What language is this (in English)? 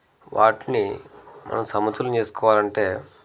Telugu